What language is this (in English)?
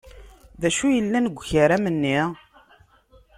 Kabyle